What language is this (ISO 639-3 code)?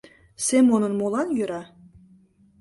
chm